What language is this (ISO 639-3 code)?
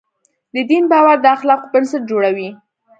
pus